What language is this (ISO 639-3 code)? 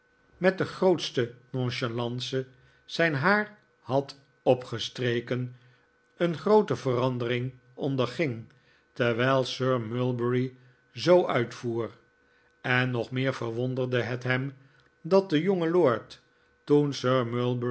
nld